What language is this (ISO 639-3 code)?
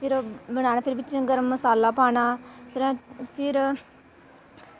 doi